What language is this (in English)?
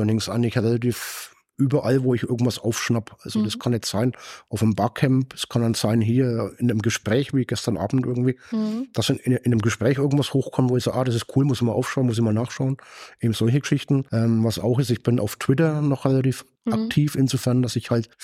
German